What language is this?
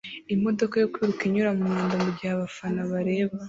Kinyarwanda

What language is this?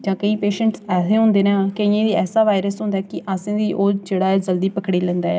Dogri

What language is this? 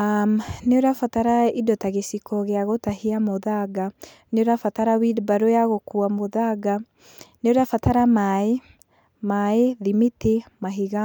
Kikuyu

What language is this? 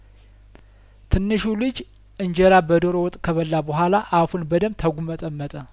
Amharic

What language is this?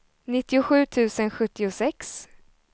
Swedish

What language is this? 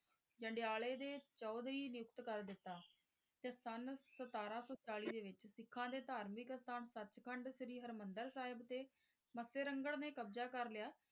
Punjabi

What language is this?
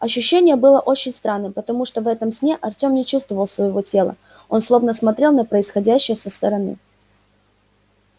Russian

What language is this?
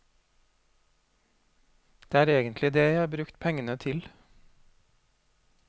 Norwegian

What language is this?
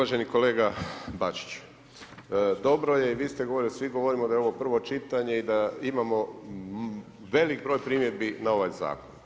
Croatian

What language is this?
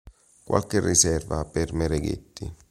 Italian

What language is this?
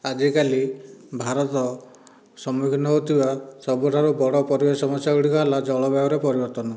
Odia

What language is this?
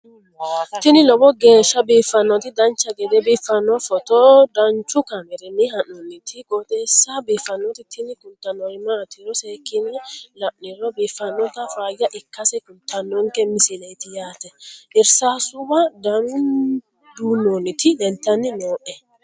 Sidamo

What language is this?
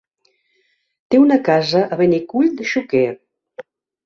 Catalan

